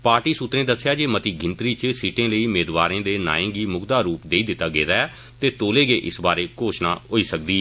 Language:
Dogri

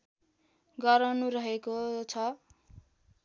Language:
Nepali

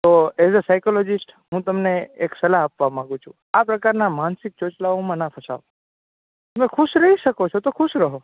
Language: Gujarati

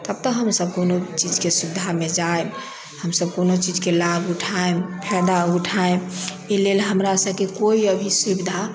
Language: Maithili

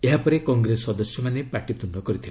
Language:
Odia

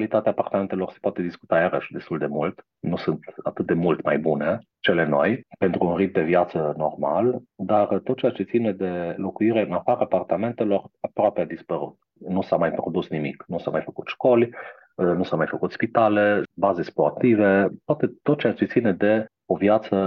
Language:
Romanian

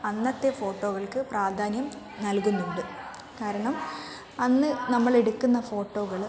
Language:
Malayalam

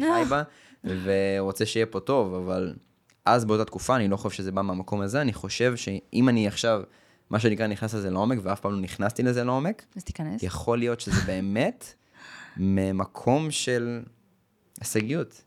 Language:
Hebrew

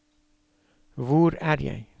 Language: Norwegian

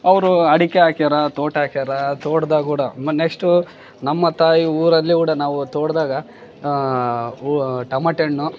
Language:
Kannada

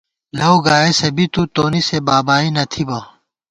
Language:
Gawar-Bati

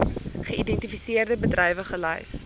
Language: Afrikaans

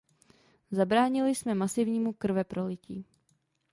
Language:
Czech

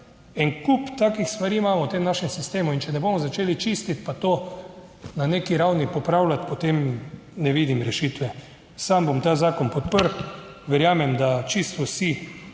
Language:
Slovenian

